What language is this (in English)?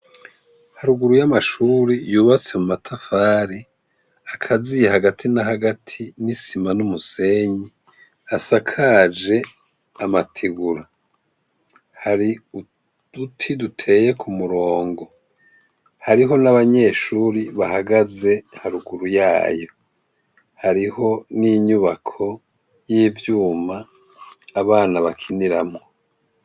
Rundi